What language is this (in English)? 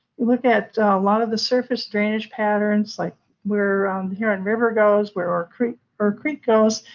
English